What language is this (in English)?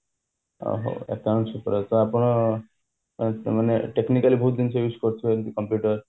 Odia